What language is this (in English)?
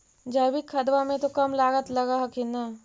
Magahi